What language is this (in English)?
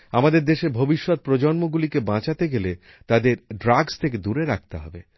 Bangla